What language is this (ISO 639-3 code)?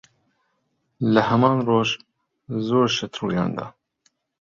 ckb